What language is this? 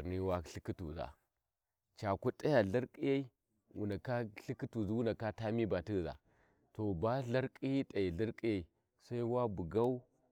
Warji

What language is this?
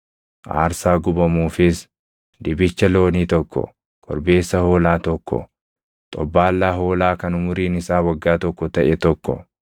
Oromo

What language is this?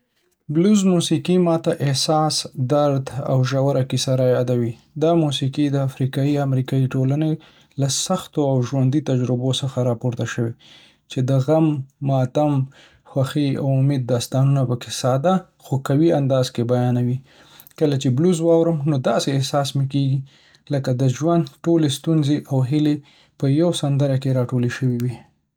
Pashto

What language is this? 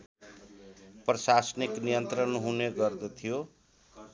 Nepali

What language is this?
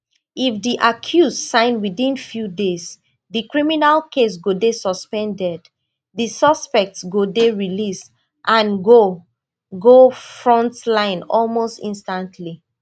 Nigerian Pidgin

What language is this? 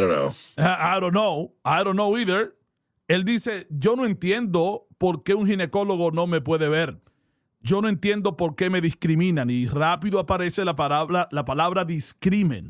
Spanish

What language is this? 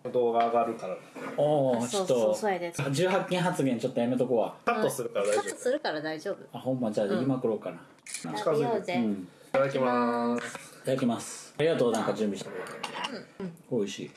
Japanese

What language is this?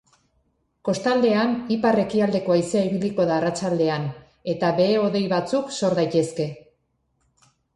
Basque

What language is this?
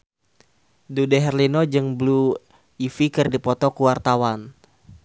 Sundanese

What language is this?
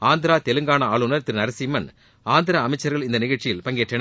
Tamil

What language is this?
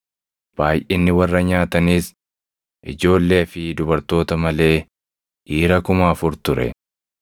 Oromo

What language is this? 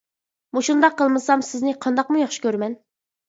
Uyghur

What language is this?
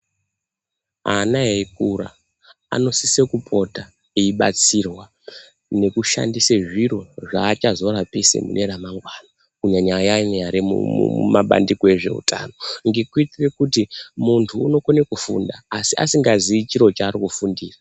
Ndau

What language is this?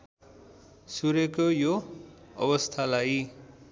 Nepali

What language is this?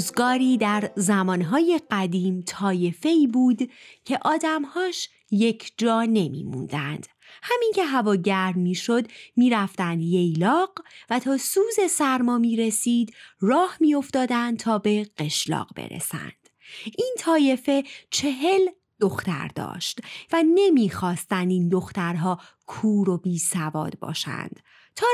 Persian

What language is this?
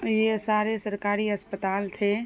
Urdu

